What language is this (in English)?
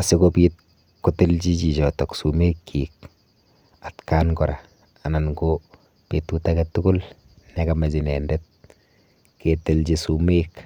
Kalenjin